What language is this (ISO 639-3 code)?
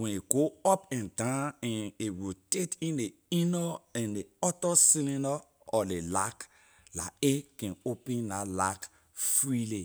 lir